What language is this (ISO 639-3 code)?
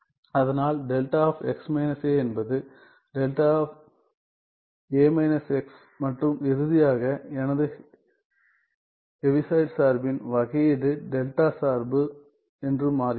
tam